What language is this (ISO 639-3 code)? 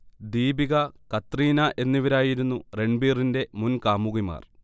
mal